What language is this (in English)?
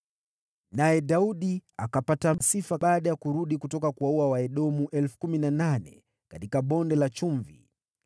Swahili